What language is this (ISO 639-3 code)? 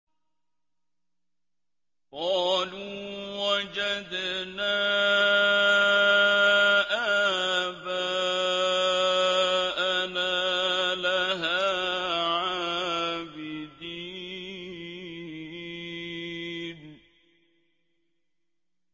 ara